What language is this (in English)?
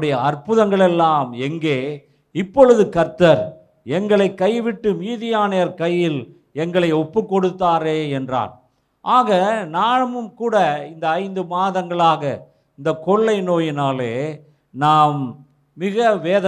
Tamil